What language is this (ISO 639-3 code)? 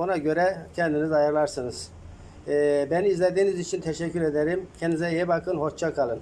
tur